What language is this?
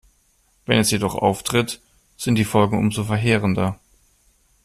German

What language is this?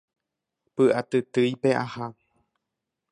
Guarani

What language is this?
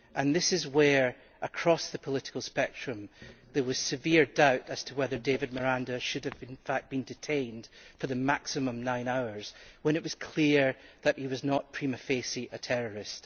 English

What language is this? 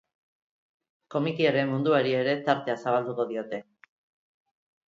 Basque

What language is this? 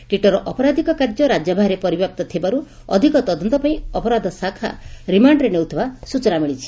Odia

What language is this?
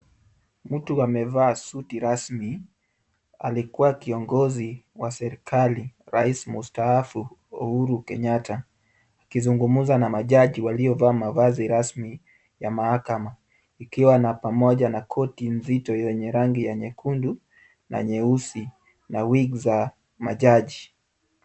Swahili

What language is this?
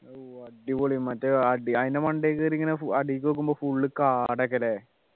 Malayalam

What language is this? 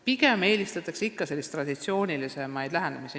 Estonian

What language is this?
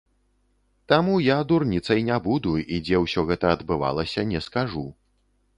Belarusian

